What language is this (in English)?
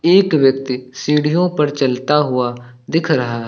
Hindi